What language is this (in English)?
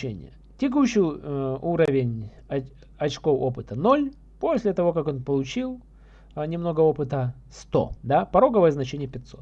Russian